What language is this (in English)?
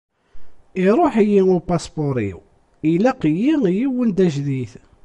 Kabyle